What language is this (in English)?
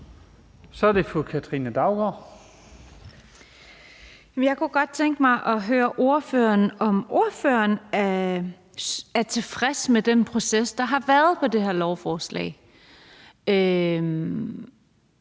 Danish